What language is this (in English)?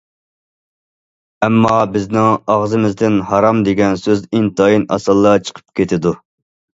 Uyghur